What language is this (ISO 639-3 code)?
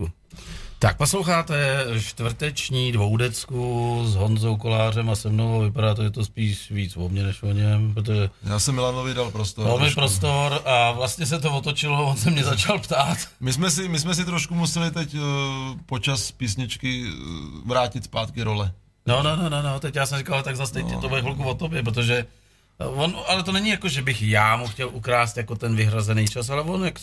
ces